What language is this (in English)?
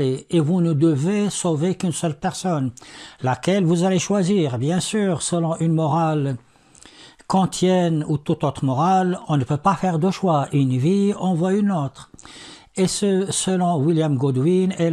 French